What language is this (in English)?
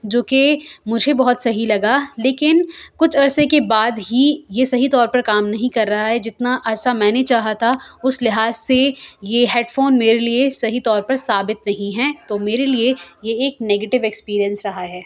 Urdu